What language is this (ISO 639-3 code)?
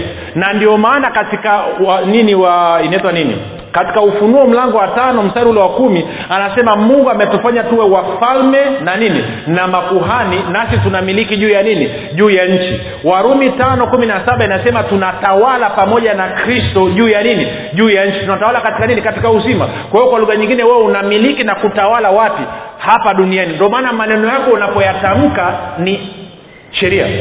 swa